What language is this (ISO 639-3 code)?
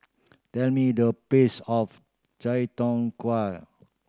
eng